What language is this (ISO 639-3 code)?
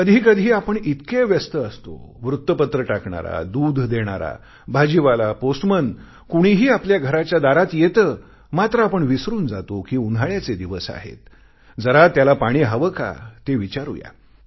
mar